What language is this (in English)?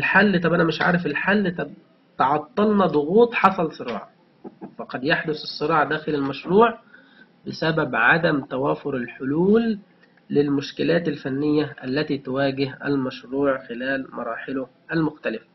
Arabic